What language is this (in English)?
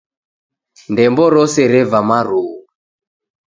Taita